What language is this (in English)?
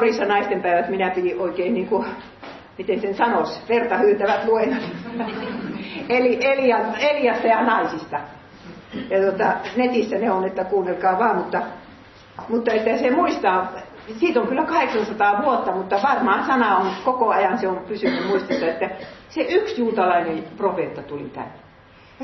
Finnish